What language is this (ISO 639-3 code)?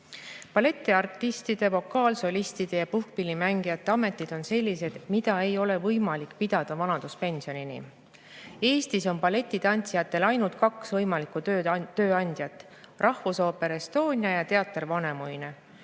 est